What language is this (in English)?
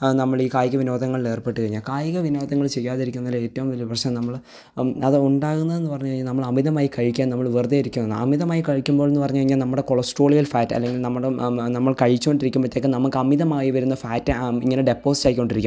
Malayalam